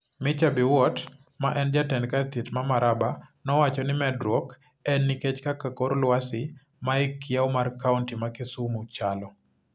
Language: Luo (Kenya and Tanzania)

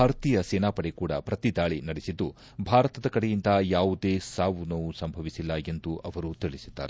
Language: Kannada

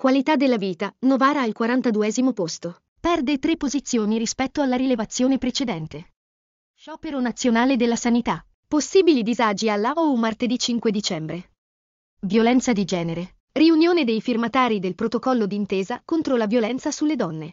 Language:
Italian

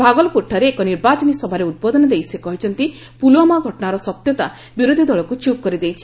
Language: Odia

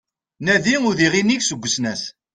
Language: Kabyle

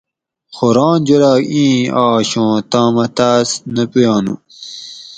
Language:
Gawri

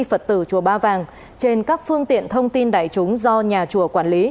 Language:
Vietnamese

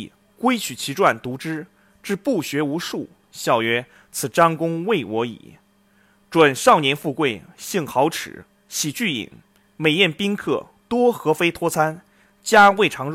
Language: Chinese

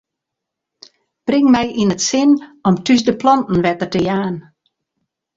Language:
Western Frisian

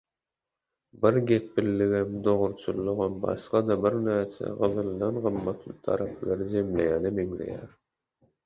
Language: Turkmen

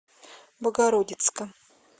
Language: Russian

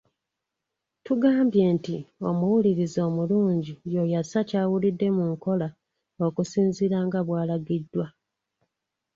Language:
Ganda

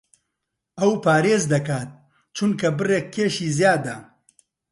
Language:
Central Kurdish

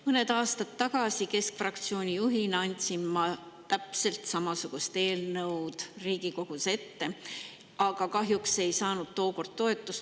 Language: Estonian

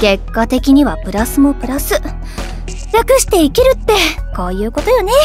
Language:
Japanese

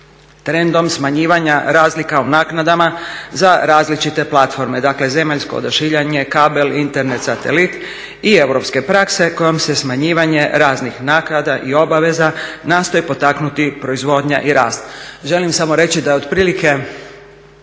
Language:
Croatian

